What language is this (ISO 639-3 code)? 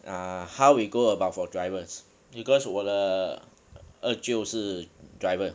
eng